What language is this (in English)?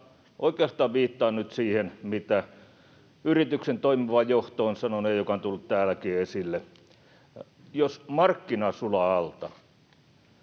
Finnish